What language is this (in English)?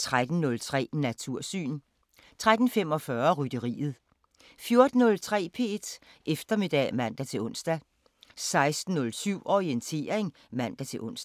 Danish